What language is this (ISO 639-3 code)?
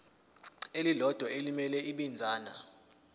zul